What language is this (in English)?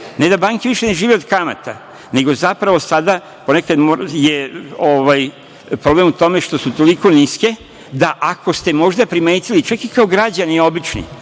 Serbian